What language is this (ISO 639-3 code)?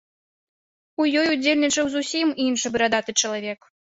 bel